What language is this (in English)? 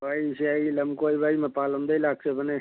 Manipuri